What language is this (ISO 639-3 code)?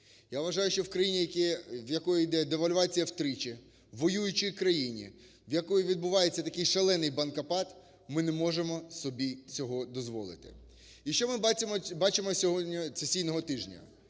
ukr